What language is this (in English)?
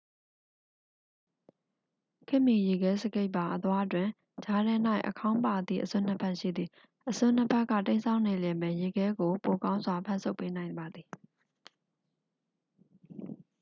Burmese